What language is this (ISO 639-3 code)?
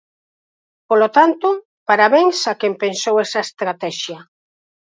glg